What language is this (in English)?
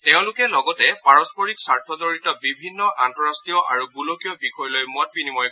Assamese